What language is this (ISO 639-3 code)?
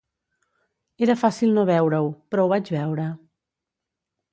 cat